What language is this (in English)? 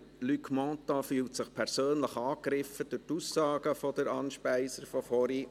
Swiss German